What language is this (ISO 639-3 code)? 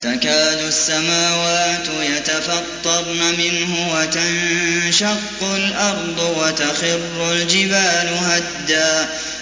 ara